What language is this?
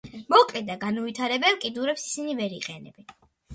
Georgian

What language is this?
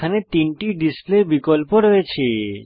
Bangla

